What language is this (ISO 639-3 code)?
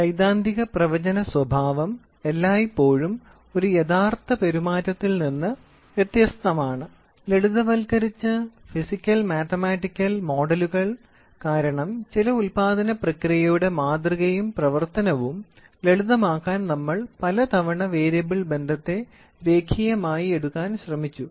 mal